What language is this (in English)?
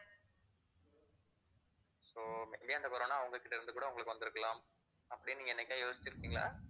Tamil